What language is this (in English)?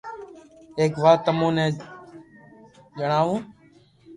Loarki